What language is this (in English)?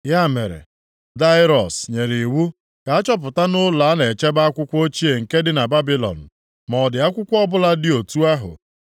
Igbo